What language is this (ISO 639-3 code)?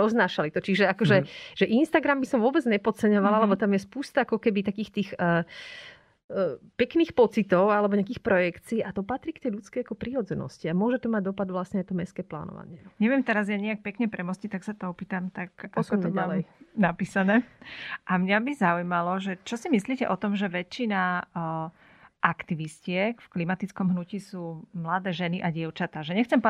slk